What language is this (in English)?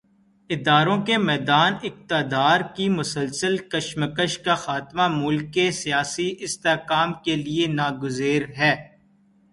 Urdu